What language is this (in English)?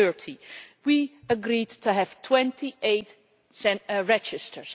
English